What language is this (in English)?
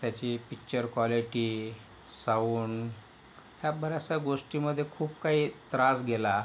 Marathi